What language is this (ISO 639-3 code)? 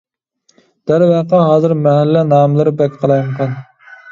uig